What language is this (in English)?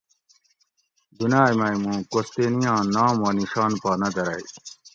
Gawri